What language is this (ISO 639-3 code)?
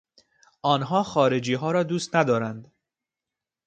fas